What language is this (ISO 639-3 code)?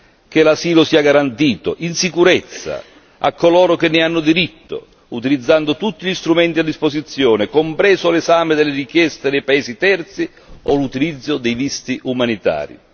ita